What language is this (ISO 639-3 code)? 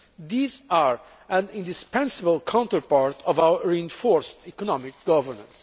eng